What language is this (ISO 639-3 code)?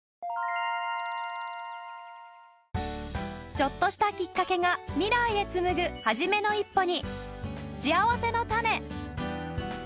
jpn